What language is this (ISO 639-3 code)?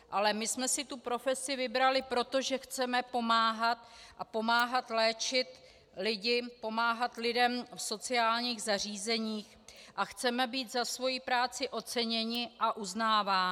ces